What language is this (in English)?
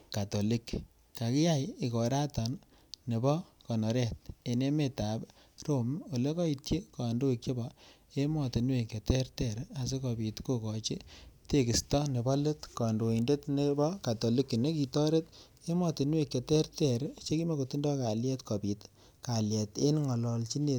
Kalenjin